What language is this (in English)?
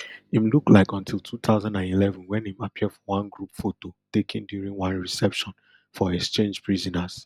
Nigerian Pidgin